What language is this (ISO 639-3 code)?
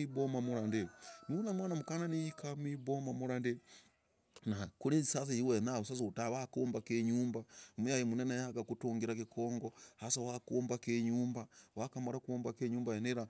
rag